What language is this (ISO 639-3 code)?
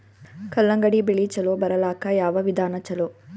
kan